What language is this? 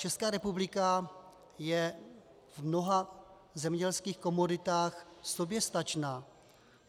Czech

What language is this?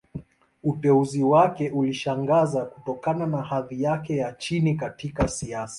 Swahili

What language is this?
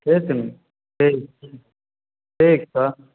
Maithili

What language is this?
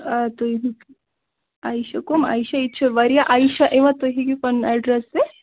Kashmiri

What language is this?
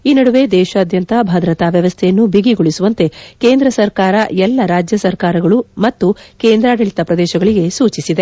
Kannada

